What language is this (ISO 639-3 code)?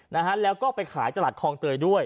tha